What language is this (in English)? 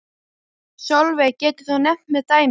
Icelandic